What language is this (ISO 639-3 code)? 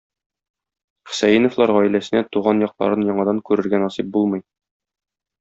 tat